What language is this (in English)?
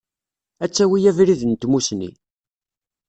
Kabyle